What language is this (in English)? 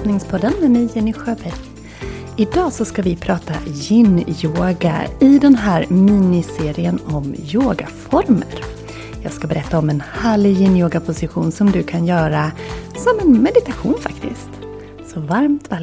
Swedish